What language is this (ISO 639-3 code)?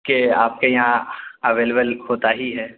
urd